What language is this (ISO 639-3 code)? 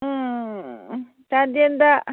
mni